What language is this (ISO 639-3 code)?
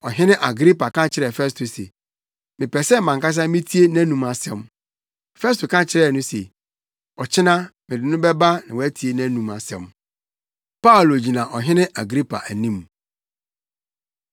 aka